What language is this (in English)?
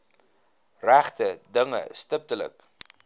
Afrikaans